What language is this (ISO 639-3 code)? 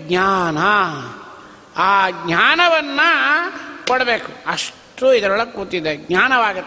kan